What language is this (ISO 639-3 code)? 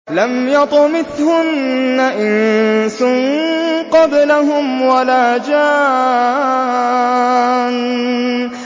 ara